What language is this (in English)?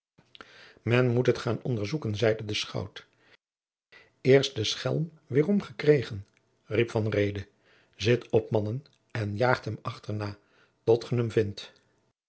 Dutch